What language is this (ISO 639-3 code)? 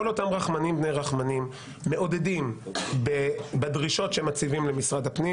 heb